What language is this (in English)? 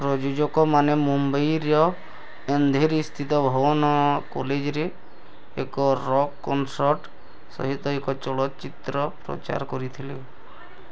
Odia